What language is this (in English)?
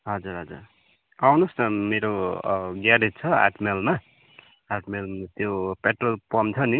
Nepali